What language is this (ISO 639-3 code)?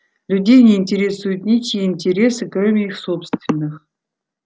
rus